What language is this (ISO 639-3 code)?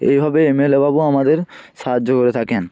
ben